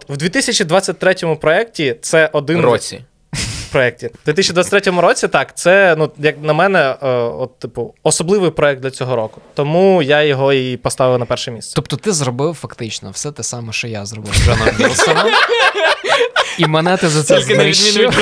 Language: Ukrainian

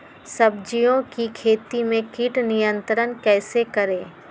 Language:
Magahi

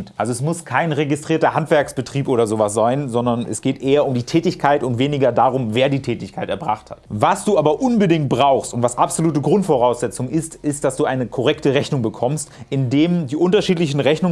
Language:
German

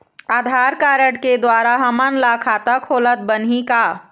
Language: Chhattisgarhi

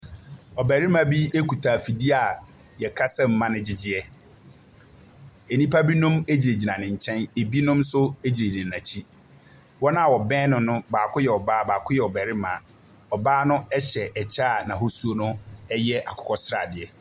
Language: Akan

